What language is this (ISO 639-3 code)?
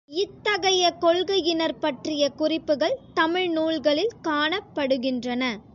tam